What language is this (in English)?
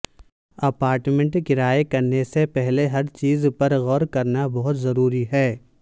Urdu